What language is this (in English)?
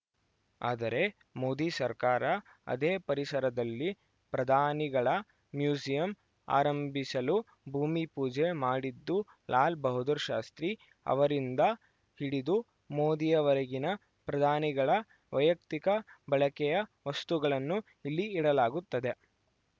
Kannada